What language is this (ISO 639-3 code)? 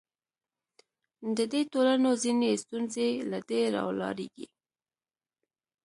pus